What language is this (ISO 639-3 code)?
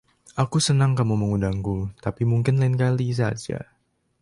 ind